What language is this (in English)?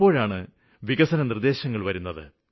Malayalam